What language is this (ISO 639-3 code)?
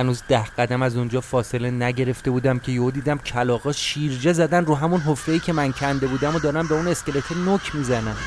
fas